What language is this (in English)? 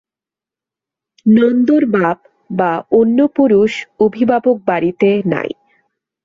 Bangla